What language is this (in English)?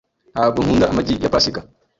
Kinyarwanda